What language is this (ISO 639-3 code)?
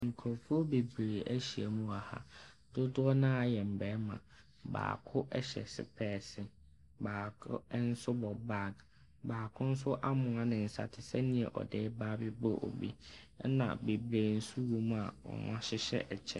aka